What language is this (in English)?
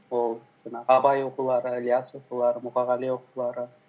Kazakh